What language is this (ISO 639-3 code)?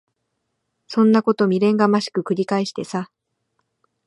jpn